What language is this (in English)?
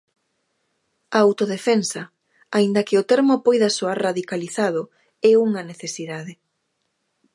Galician